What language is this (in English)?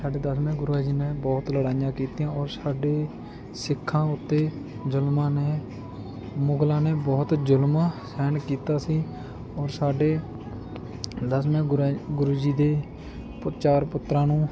Punjabi